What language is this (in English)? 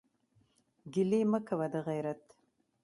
Pashto